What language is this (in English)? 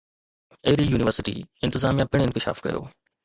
Sindhi